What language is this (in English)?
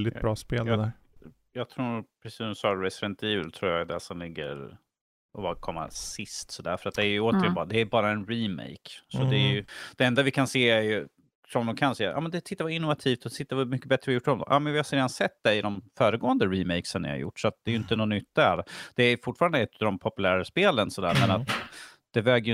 Swedish